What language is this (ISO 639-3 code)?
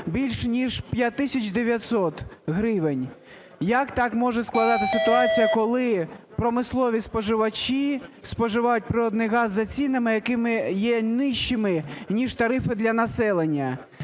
ukr